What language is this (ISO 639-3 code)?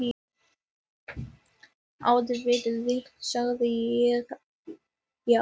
isl